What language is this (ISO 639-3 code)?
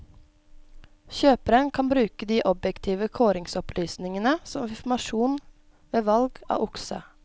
nor